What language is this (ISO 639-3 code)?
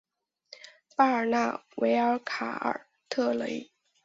zho